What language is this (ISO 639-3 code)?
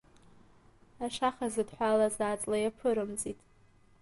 abk